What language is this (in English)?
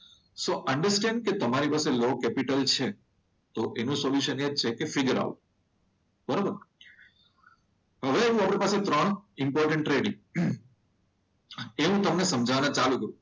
Gujarati